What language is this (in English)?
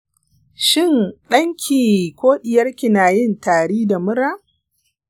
Hausa